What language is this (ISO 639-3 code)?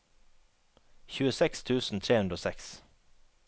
nor